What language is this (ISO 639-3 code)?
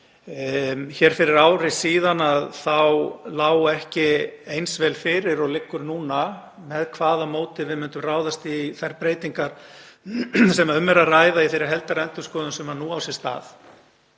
isl